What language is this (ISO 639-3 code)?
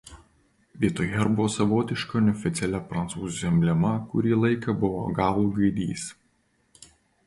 lit